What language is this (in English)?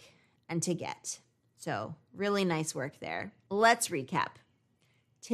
English